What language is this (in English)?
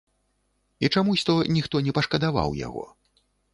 Belarusian